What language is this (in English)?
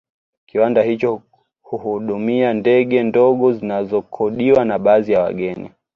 Swahili